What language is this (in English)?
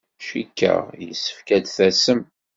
Kabyle